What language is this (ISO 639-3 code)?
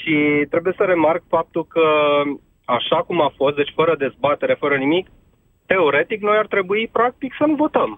ron